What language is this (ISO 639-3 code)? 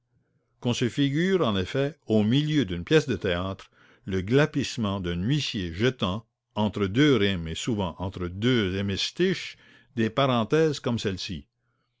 fra